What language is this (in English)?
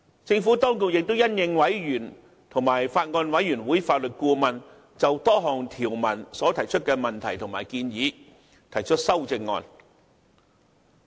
Cantonese